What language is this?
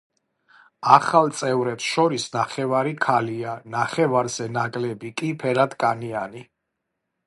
Georgian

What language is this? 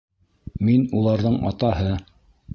Bashkir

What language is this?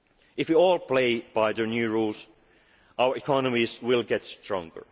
English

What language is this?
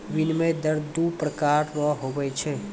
Maithili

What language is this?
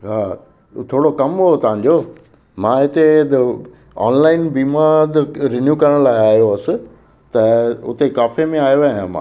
Sindhi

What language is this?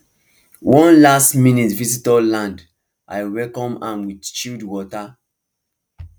Nigerian Pidgin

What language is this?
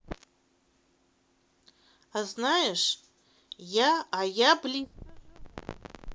Russian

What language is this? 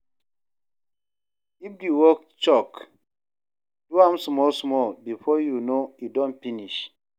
Nigerian Pidgin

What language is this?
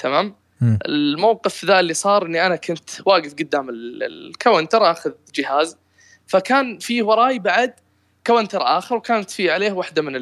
Arabic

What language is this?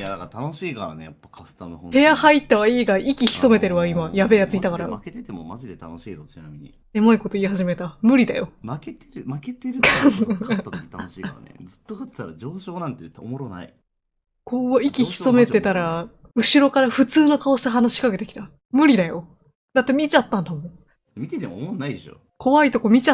Japanese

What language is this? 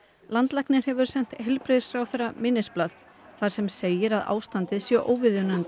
Icelandic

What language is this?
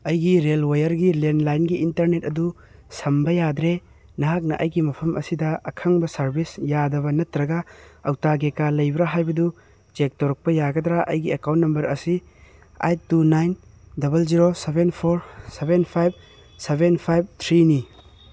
Manipuri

